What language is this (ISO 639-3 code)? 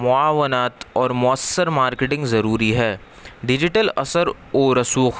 urd